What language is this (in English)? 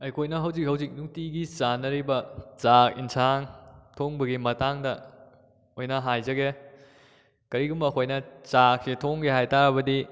Manipuri